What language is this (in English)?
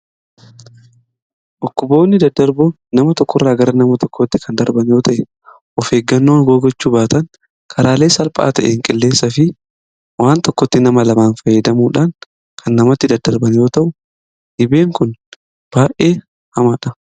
Oromo